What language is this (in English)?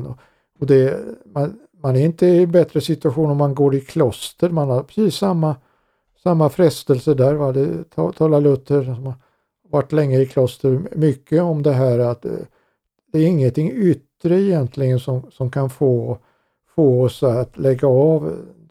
Swedish